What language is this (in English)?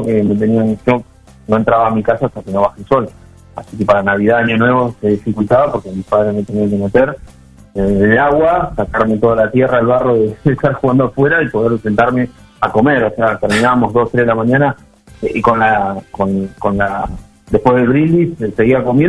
Spanish